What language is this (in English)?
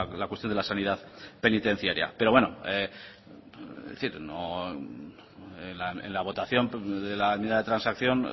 Spanish